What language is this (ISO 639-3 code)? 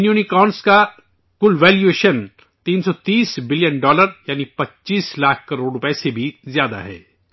urd